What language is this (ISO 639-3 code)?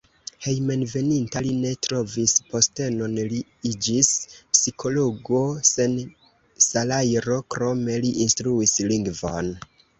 epo